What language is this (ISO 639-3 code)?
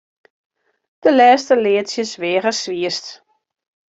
fry